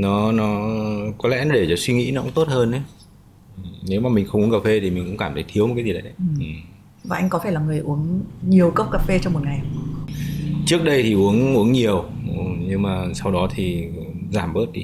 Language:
Vietnamese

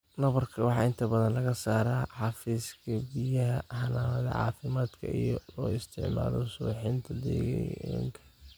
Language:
Somali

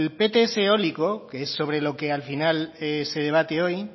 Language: Spanish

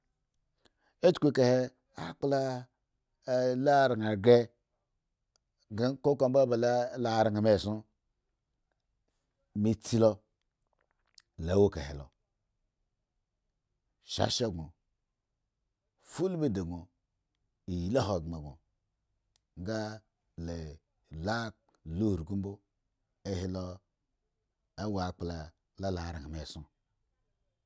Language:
Eggon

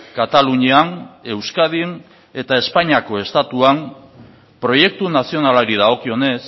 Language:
Basque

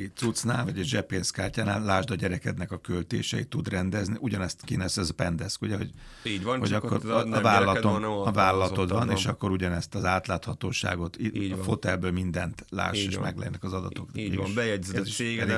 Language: Hungarian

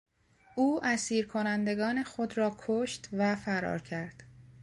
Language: Persian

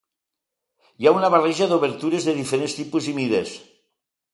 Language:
Catalan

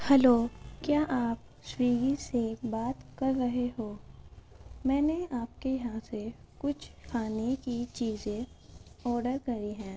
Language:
Urdu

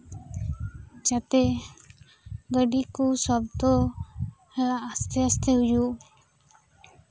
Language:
Santali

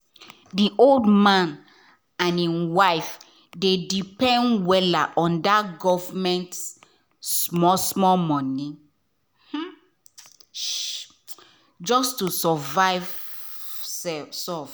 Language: Nigerian Pidgin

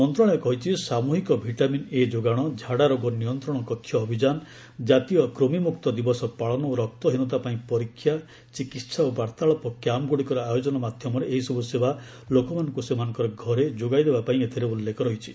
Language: Odia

